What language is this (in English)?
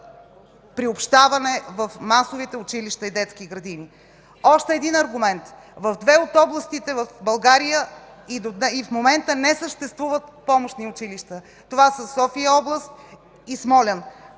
Bulgarian